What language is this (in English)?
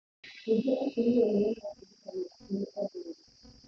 Kikuyu